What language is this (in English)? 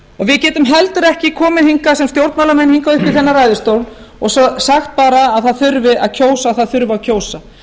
Icelandic